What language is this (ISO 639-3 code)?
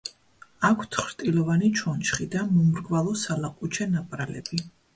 kat